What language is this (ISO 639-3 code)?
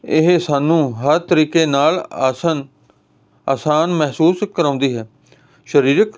pan